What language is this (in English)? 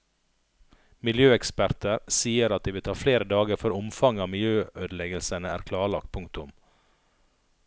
Norwegian